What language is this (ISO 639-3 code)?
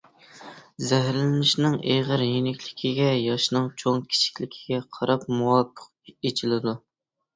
uig